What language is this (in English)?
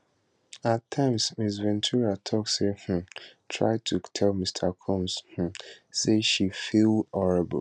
Nigerian Pidgin